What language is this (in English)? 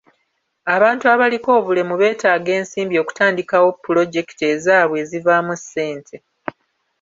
Ganda